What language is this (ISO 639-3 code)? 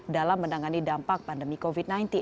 ind